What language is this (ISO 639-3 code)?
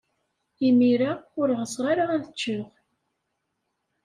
kab